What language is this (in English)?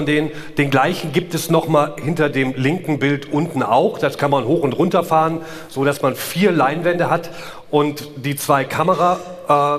German